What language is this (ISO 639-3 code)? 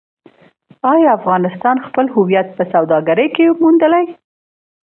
pus